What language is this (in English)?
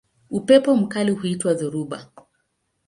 Swahili